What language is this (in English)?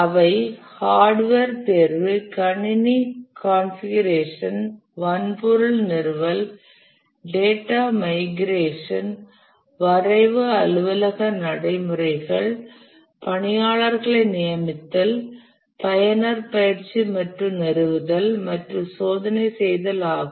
Tamil